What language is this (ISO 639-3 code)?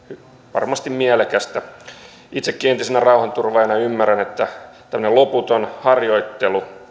fin